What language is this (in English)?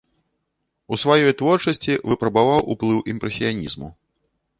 Belarusian